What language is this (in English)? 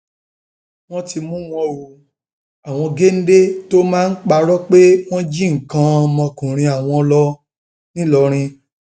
Yoruba